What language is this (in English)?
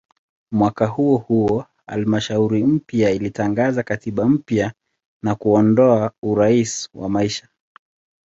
Swahili